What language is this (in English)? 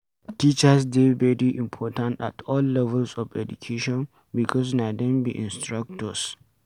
Nigerian Pidgin